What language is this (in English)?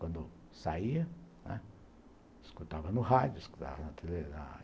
Portuguese